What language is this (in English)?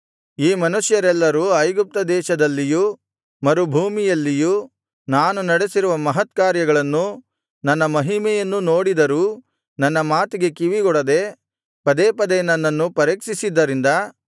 Kannada